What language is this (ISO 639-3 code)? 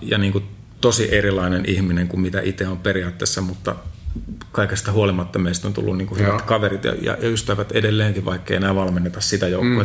fin